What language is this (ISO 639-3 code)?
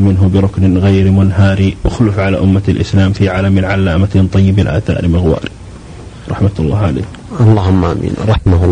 ara